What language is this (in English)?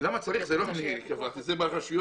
Hebrew